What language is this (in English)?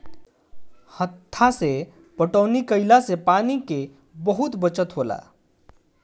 Bhojpuri